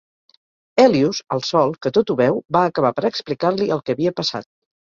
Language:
Catalan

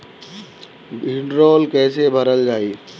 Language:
Bhojpuri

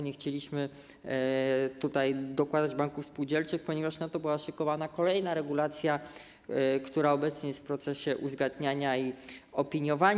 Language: Polish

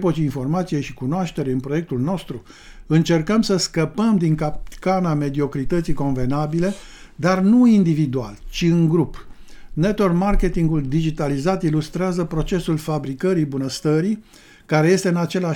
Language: Romanian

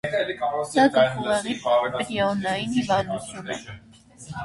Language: Armenian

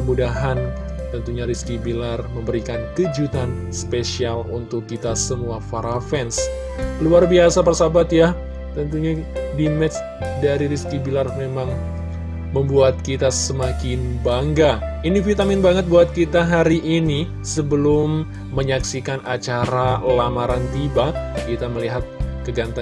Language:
Indonesian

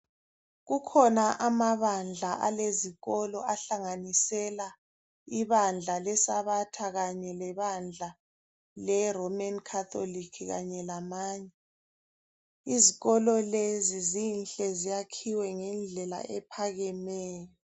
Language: North Ndebele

